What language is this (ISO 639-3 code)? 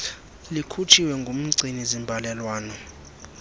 xho